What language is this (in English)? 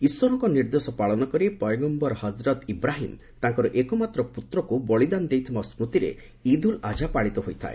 Odia